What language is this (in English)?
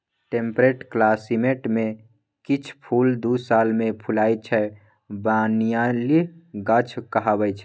Maithili